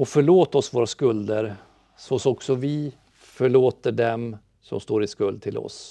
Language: Swedish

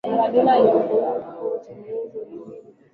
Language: Swahili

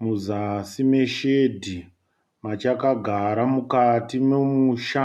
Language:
Shona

